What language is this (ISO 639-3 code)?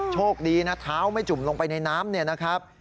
tha